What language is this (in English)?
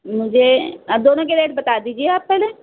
Urdu